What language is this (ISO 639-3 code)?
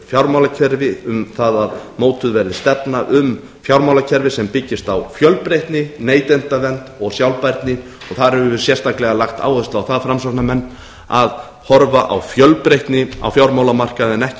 isl